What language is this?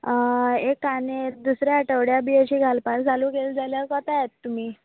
Konkani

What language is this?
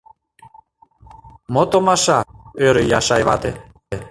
Mari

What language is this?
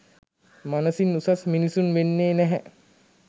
Sinhala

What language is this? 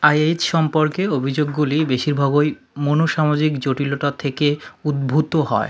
Bangla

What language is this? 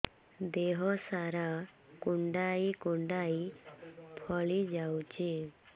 Odia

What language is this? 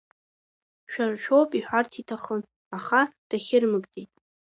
Abkhazian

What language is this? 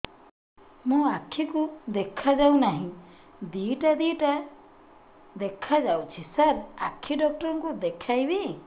Odia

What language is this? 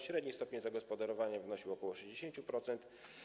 Polish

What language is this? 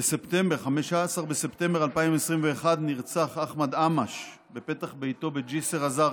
Hebrew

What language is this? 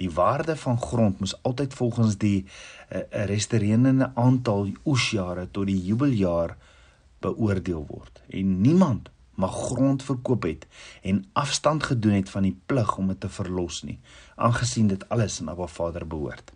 Dutch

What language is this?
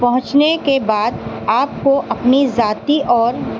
Urdu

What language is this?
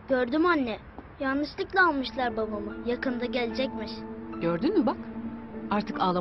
Turkish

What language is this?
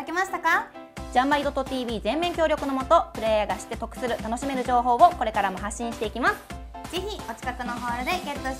Japanese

